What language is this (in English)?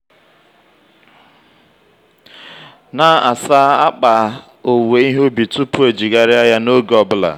Igbo